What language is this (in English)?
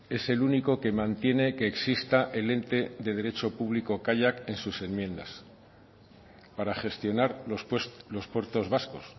Spanish